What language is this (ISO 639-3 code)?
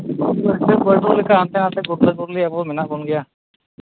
sat